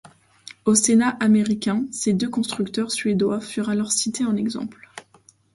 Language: French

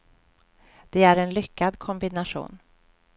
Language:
Swedish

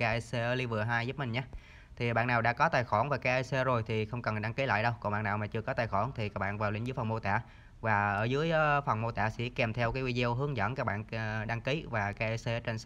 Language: Vietnamese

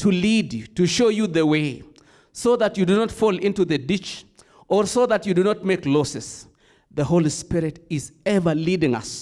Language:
English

